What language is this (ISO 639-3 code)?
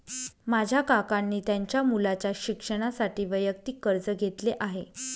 mar